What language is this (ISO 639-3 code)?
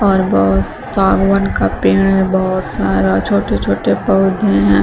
hin